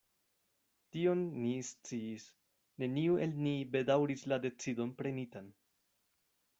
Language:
Esperanto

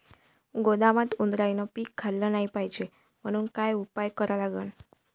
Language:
Marathi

